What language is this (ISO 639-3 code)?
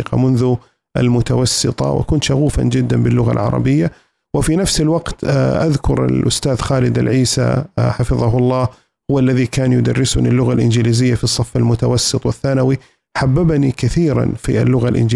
ara